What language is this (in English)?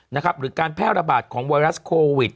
Thai